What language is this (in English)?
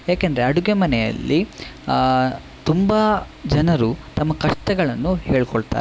Kannada